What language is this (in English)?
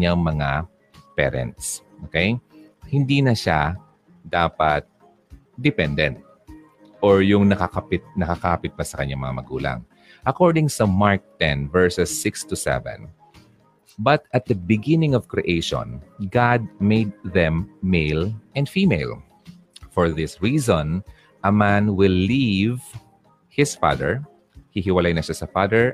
Filipino